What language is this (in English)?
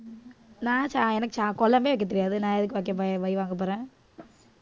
Tamil